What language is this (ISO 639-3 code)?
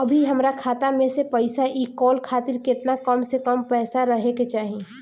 bho